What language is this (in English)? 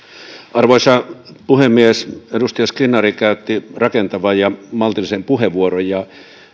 Finnish